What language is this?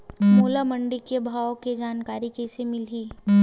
Chhattisgarhi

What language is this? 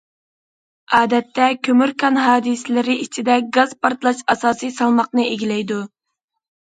Uyghur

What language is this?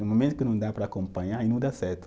Portuguese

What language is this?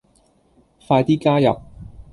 Cantonese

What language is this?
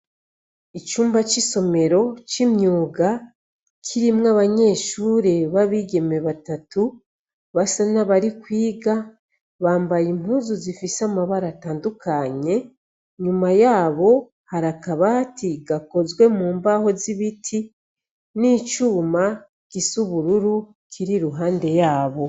Rundi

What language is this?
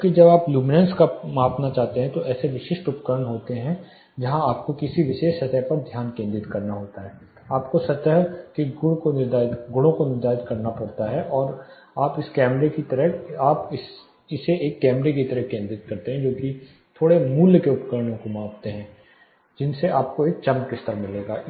Hindi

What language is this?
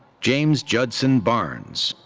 English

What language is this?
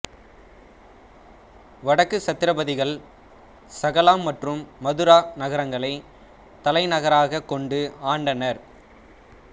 Tamil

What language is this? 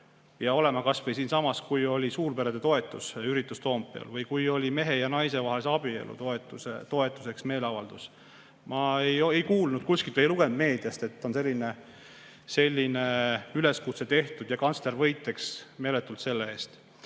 Estonian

